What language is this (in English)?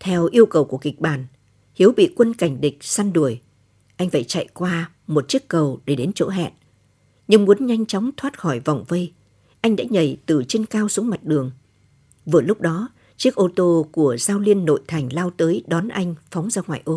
Vietnamese